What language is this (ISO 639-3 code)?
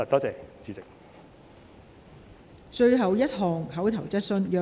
yue